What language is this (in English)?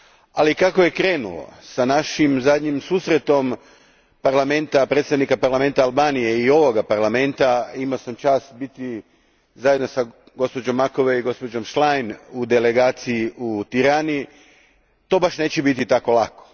Croatian